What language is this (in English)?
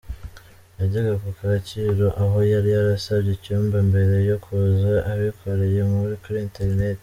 Kinyarwanda